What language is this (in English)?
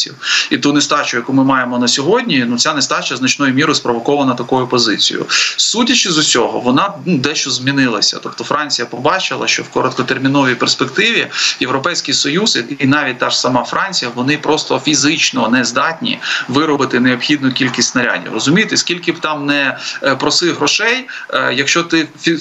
Ukrainian